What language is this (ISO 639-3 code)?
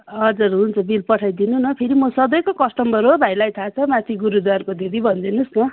nep